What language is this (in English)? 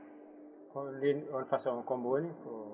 Fula